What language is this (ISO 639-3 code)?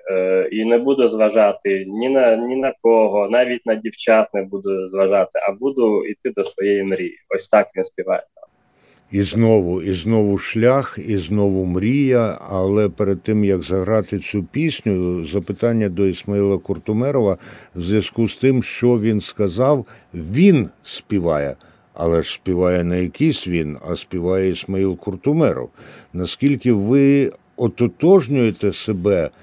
ukr